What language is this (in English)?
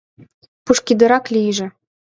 Mari